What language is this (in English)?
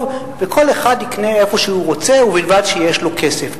Hebrew